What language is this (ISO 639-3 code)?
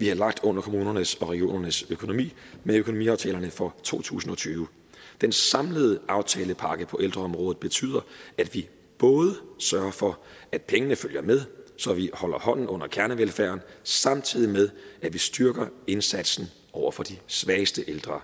dan